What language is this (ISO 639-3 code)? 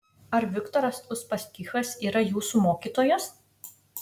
lit